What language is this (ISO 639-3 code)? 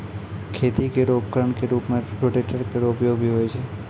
mai